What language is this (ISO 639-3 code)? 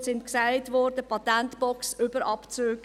gsw